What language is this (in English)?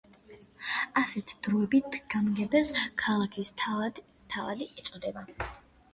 Georgian